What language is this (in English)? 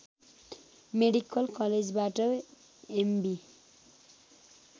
Nepali